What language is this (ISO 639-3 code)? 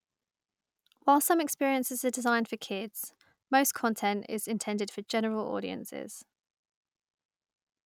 eng